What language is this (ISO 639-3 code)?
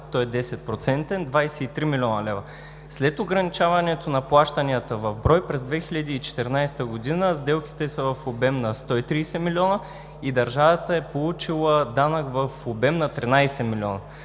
bul